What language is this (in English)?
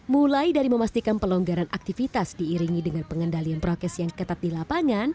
Indonesian